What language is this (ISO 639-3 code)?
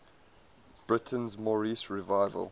eng